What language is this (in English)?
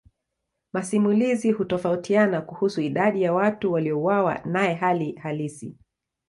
Swahili